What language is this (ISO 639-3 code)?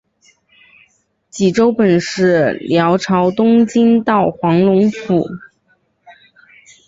zho